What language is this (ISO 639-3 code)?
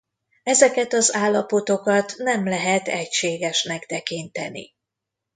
hun